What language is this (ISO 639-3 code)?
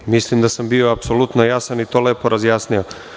srp